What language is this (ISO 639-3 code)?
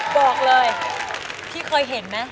tha